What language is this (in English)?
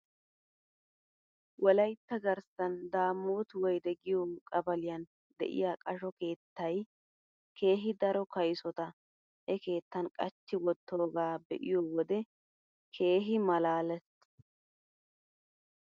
Wolaytta